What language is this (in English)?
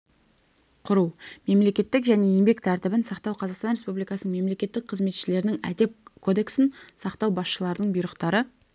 Kazakh